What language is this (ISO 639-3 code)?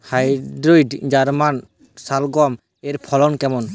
ben